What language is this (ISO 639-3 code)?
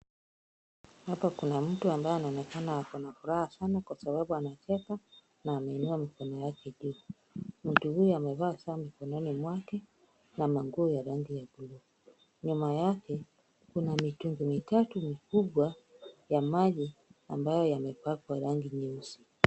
swa